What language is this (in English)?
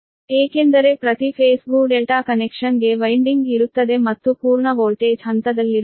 Kannada